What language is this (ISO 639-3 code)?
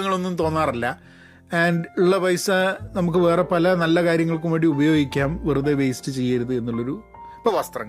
mal